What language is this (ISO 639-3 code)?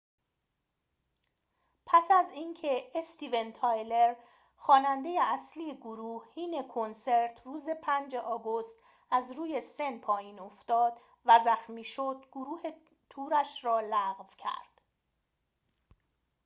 fas